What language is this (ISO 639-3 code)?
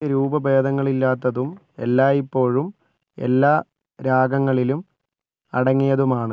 mal